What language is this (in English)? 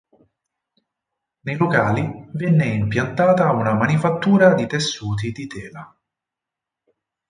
Italian